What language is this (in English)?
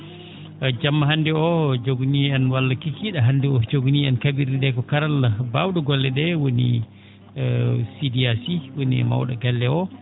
Fula